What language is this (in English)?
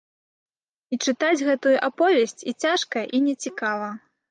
Belarusian